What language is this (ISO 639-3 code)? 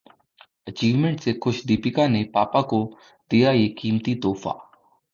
hin